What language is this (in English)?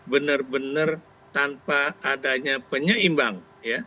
Indonesian